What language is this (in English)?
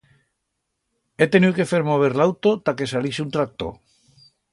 Aragonese